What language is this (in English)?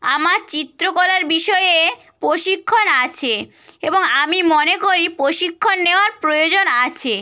Bangla